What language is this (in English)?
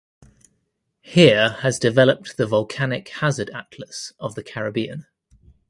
English